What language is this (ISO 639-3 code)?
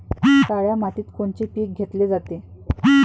mar